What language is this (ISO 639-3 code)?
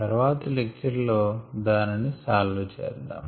tel